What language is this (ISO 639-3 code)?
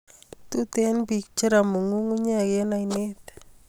kln